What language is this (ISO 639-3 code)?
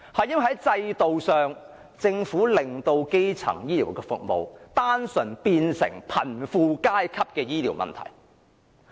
yue